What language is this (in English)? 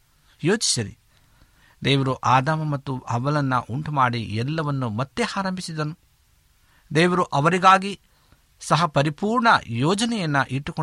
Kannada